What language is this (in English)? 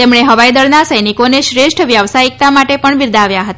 Gujarati